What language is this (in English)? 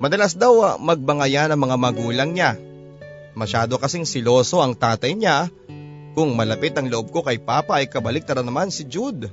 Filipino